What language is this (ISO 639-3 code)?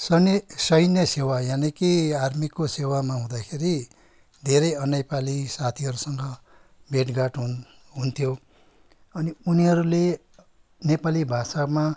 nep